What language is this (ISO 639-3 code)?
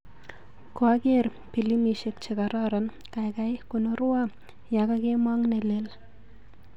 kln